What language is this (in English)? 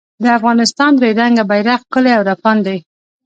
Pashto